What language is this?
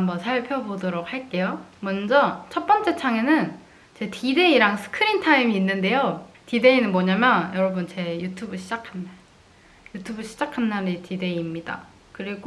Korean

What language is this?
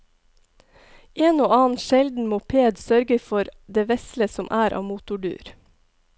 Norwegian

